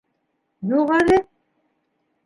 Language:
Bashkir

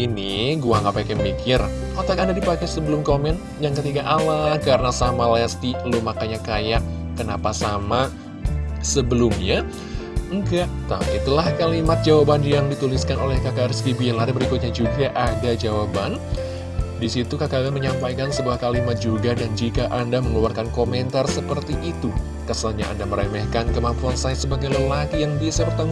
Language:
Indonesian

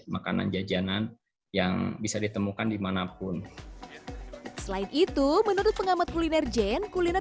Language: Indonesian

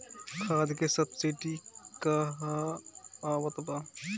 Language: Bhojpuri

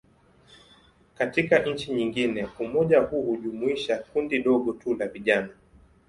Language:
Swahili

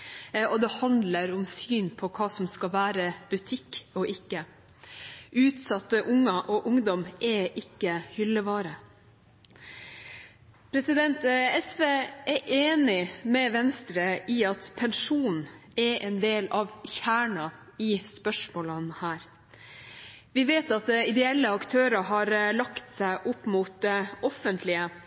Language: Norwegian Bokmål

